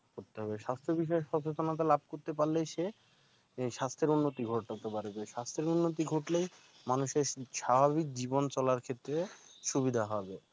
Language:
Bangla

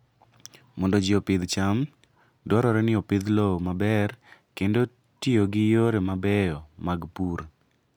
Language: Luo (Kenya and Tanzania)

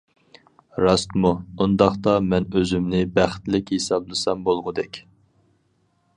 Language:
Uyghur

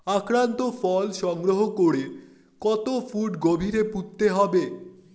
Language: Bangla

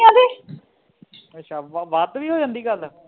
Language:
Punjabi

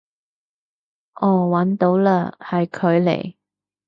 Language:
Cantonese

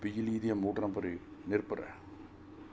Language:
Punjabi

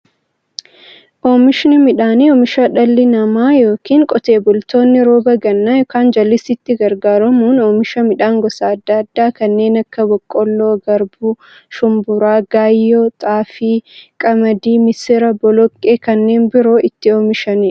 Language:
Oromo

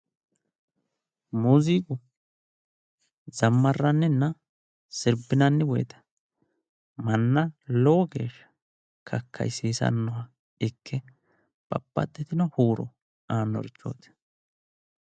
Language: Sidamo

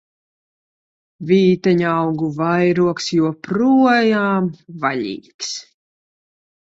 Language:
Latvian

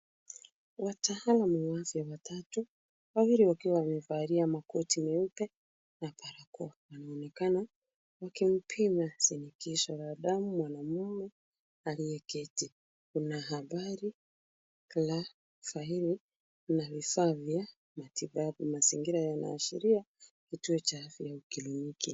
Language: Swahili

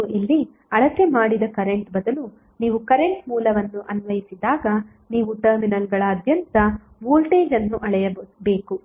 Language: Kannada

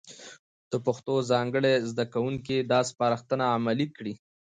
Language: Pashto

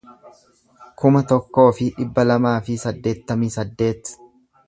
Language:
Oromo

